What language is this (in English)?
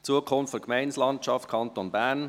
Swiss German